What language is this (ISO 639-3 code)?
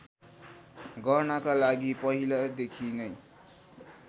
nep